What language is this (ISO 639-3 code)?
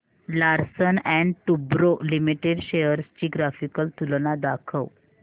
mar